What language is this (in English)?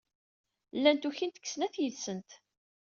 Kabyle